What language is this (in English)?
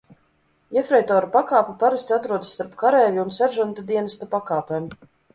Latvian